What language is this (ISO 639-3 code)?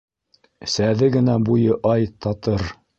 bak